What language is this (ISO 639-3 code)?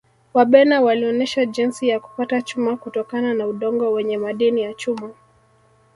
swa